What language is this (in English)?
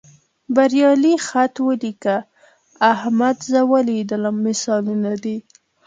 Pashto